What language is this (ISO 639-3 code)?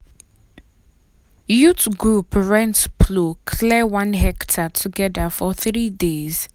pcm